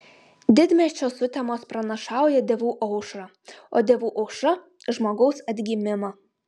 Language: Lithuanian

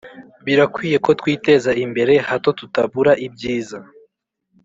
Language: Kinyarwanda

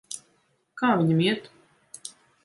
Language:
Latvian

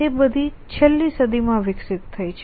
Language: Gujarati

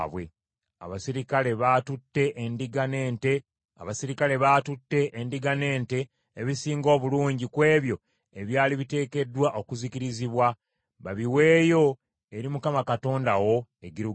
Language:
Ganda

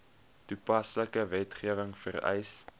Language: Afrikaans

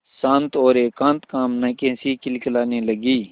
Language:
Hindi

